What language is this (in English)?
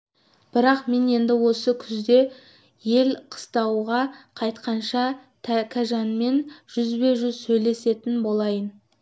Kazakh